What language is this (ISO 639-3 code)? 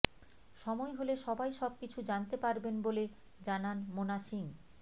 ben